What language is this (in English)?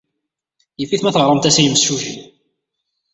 Kabyle